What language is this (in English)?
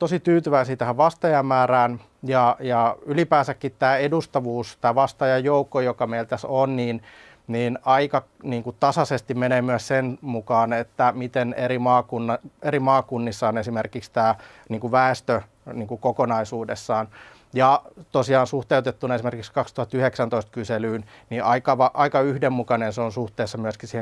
Finnish